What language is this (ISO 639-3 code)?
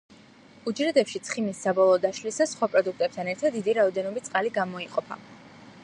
kat